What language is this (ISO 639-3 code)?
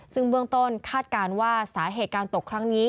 tha